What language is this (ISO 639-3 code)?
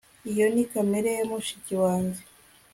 kin